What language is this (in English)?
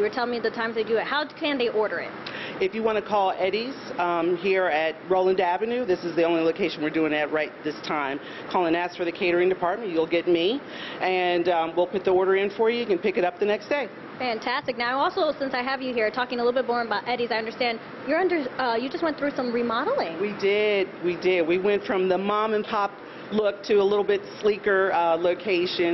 English